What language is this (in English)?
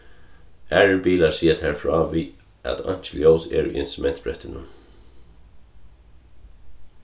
Faroese